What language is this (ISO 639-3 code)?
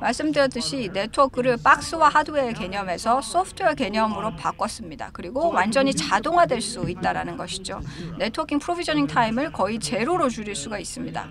kor